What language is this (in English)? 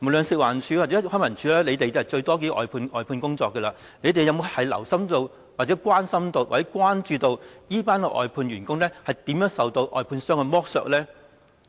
Cantonese